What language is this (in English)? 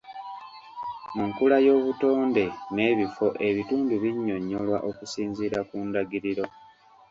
Ganda